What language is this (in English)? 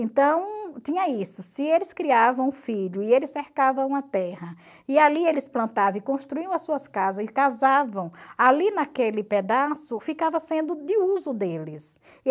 Portuguese